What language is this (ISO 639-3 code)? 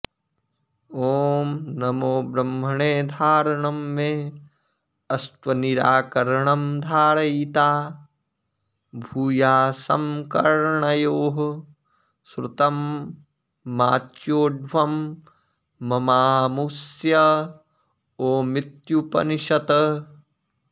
san